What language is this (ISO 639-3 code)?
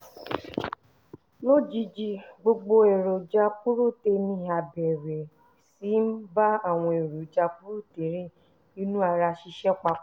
yor